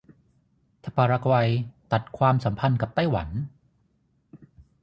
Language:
Thai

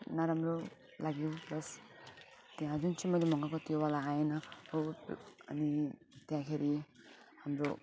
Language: Nepali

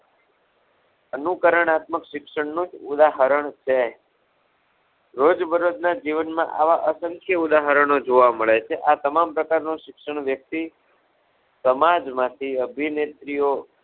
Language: Gujarati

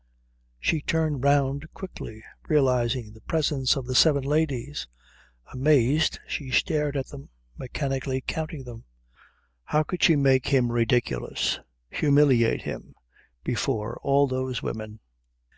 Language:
English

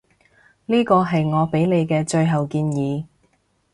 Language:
Cantonese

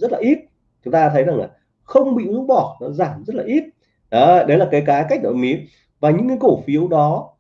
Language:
Vietnamese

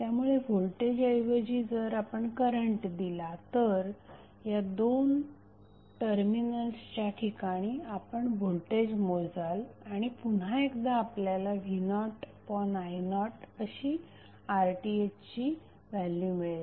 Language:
Marathi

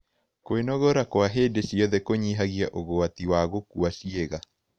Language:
Kikuyu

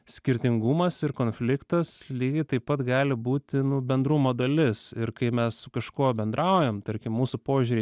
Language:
Lithuanian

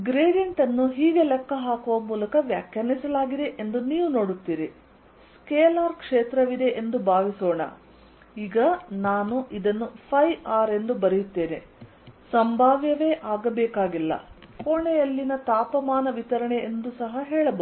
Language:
Kannada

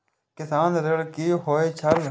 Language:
Maithili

